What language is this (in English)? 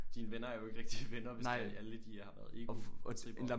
Danish